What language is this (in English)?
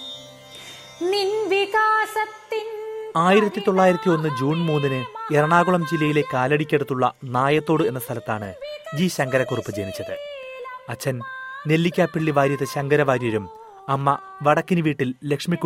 Malayalam